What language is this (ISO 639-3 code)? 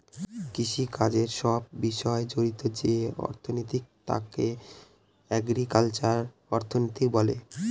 ben